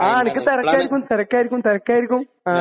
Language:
Malayalam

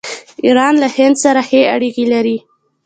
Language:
Pashto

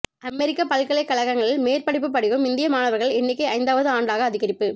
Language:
Tamil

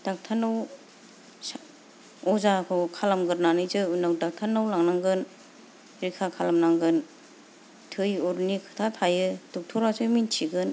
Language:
Bodo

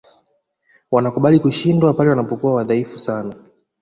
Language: Swahili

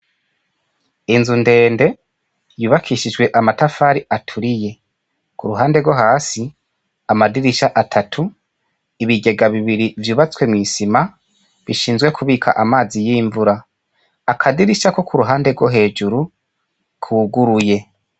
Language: Rundi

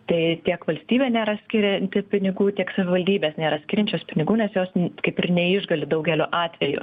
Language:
Lithuanian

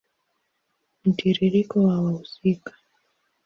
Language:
Swahili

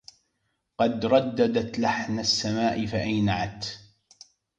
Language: Arabic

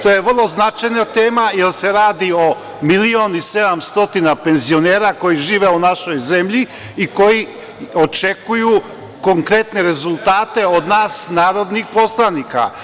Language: Serbian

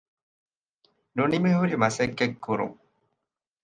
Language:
Divehi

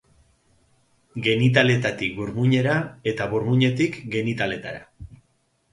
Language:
Basque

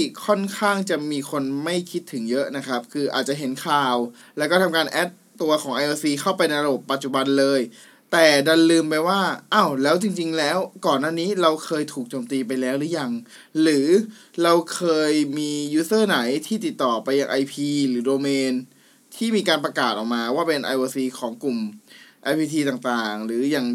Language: Thai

